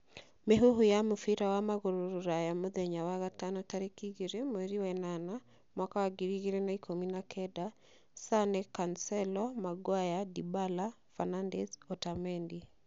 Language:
Kikuyu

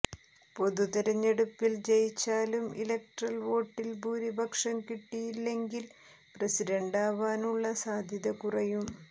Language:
Malayalam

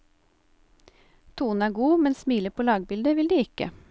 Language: Norwegian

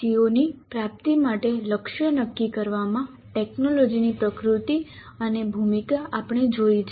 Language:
Gujarati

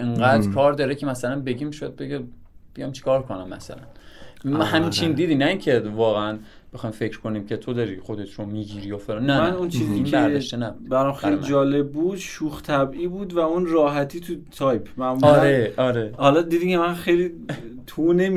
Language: Persian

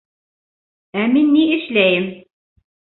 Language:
Bashkir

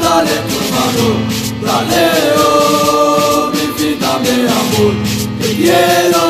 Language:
French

